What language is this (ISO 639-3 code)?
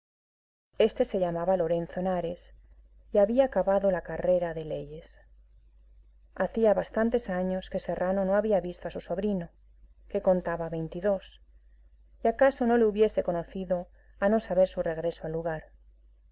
spa